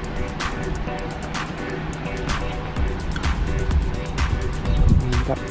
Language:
Indonesian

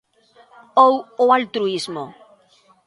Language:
Galician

